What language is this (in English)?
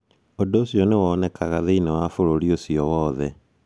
Kikuyu